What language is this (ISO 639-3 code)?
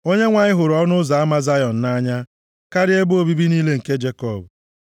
ibo